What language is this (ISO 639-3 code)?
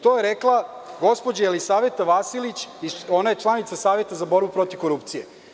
srp